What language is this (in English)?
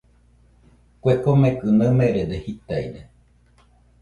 Nüpode Huitoto